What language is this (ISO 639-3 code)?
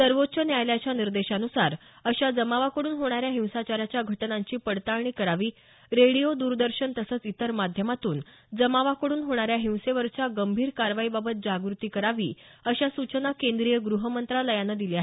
mar